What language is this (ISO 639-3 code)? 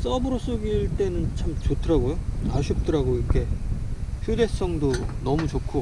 kor